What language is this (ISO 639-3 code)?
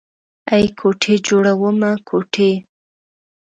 pus